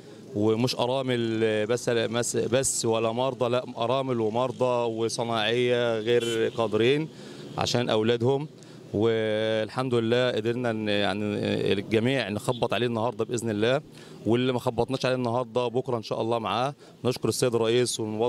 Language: Arabic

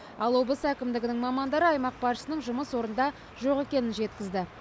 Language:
Kazakh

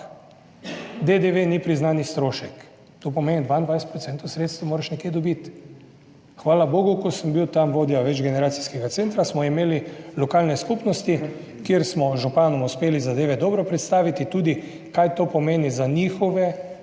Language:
Slovenian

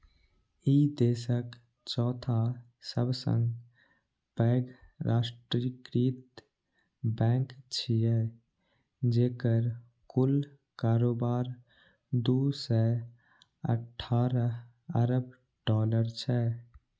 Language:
Maithili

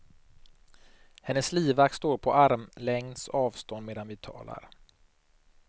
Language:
Swedish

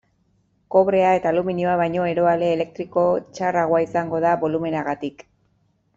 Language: Basque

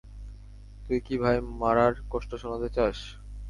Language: Bangla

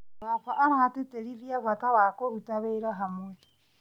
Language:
Kikuyu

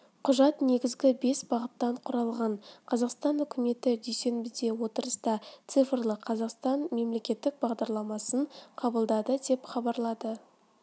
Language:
Kazakh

